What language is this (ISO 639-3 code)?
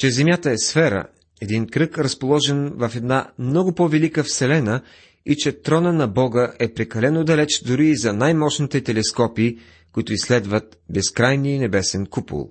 bul